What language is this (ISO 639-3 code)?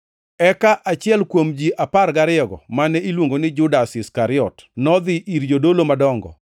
luo